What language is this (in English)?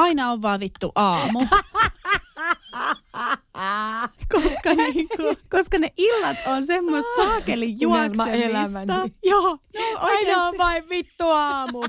Finnish